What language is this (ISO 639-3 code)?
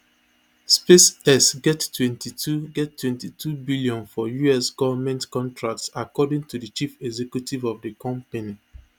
pcm